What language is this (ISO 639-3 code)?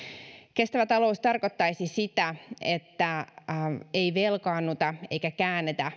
fin